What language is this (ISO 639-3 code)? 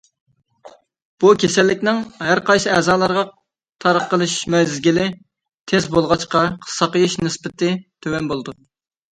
uig